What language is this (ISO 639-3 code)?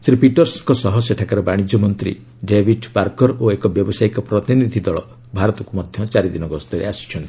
ori